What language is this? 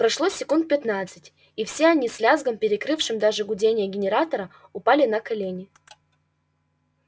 Russian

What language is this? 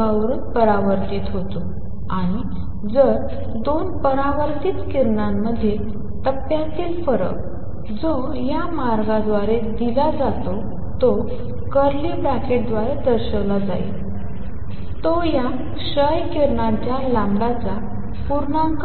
Marathi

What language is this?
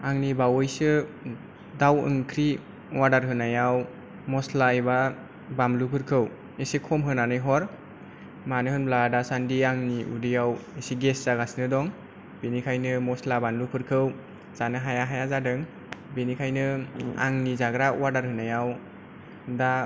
Bodo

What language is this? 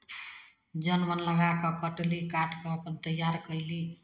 Maithili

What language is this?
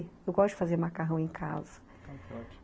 Portuguese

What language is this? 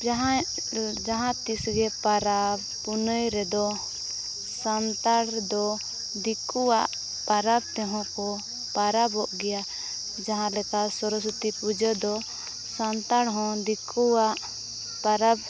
Santali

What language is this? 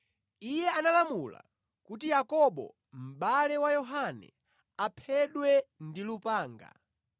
Nyanja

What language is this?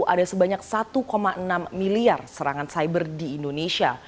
Indonesian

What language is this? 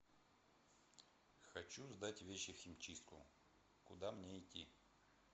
Russian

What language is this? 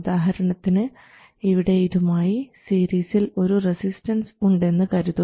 Malayalam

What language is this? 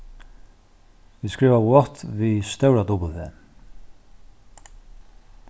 Faroese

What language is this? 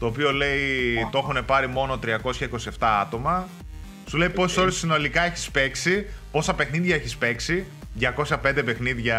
Greek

